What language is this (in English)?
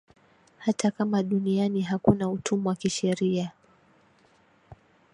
Swahili